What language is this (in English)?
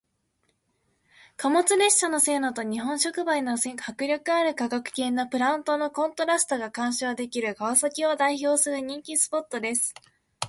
Japanese